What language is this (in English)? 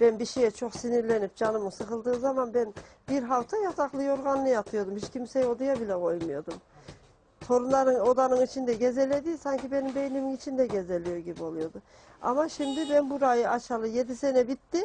Turkish